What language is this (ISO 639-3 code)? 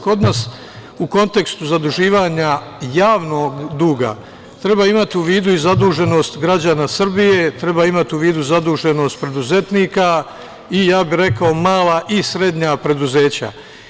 srp